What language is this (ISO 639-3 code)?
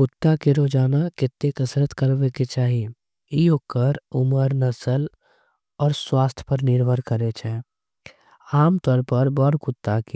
anp